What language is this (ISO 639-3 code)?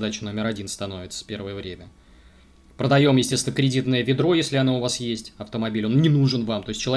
rus